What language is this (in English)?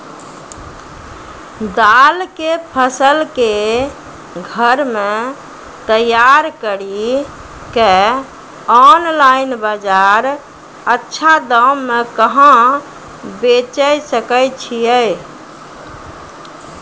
Maithili